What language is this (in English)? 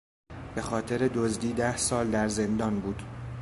Persian